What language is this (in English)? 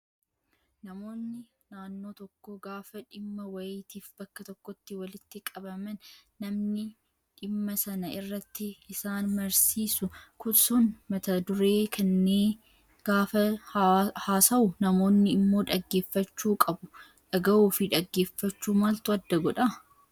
Oromo